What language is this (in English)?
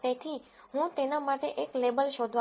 Gujarati